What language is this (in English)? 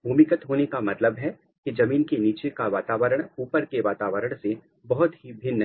Hindi